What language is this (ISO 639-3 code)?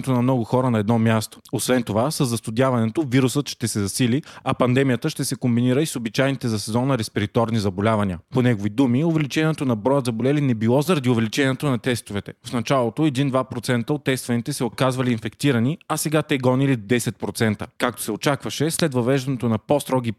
bul